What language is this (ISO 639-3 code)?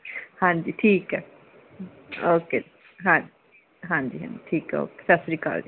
pan